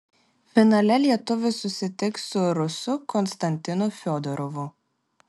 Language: Lithuanian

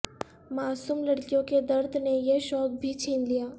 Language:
Urdu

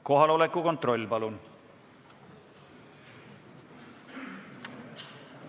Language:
Estonian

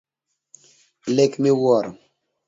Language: Luo (Kenya and Tanzania)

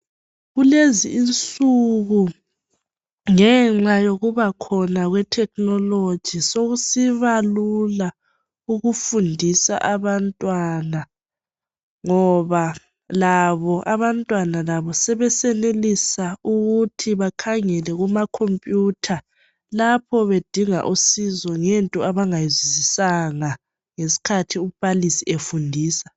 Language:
North Ndebele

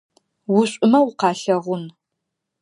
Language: Adyghe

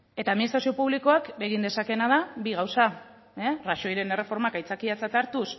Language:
Basque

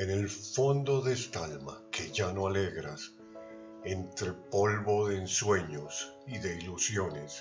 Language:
Spanish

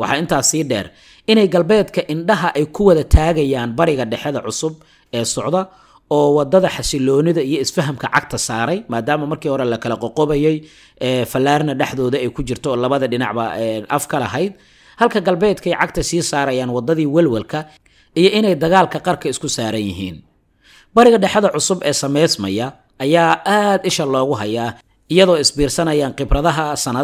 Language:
Arabic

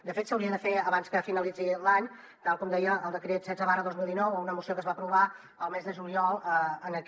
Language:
Catalan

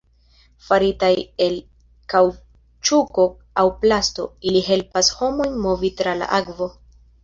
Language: Esperanto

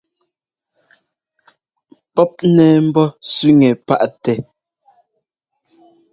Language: Ngomba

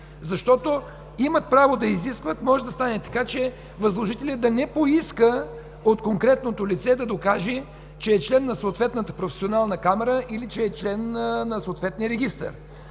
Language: Bulgarian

